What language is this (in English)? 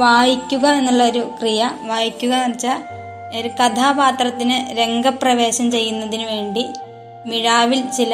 Malayalam